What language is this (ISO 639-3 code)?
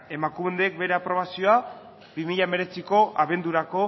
eus